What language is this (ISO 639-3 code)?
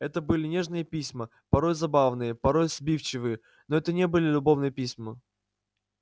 rus